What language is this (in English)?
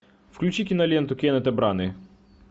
Russian